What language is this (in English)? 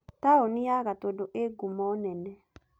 Kikuyu